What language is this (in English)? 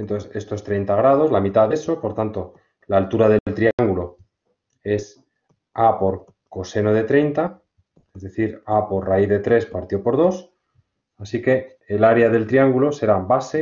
Spanish